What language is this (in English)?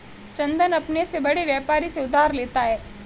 Hindi